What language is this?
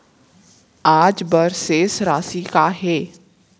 Chhattisgarhi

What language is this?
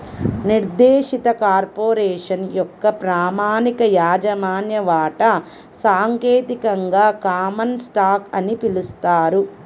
Telugu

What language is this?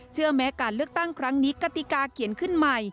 Thai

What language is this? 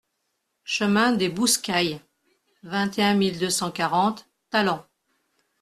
French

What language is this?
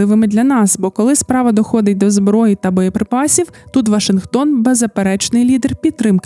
Ukrainian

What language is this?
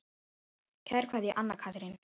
Icelandic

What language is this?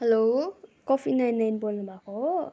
Nepali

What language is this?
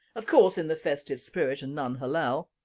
English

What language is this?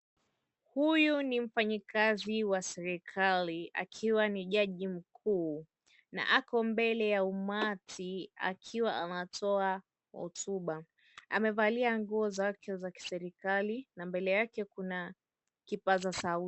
Swahili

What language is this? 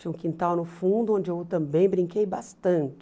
Portuguese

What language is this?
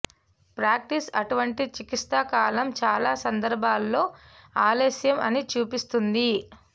Telugu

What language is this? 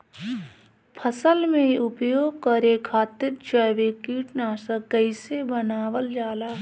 Bhojpuri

